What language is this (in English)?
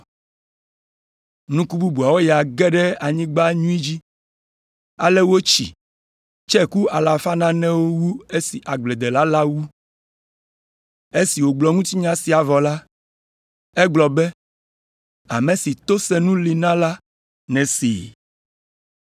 Ewe